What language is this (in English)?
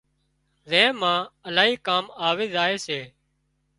Wadiyara Koli